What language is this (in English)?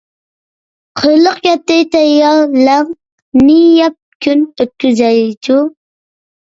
Uyghur